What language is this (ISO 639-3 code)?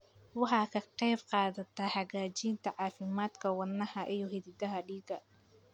som